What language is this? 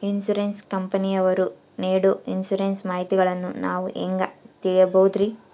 Kannada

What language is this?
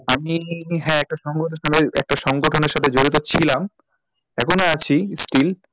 Bangla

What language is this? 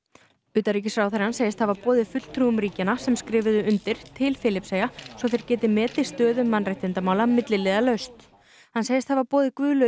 Icelandic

